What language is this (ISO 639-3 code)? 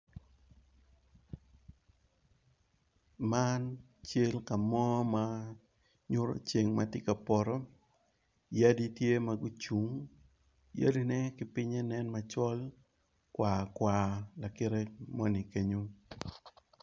ach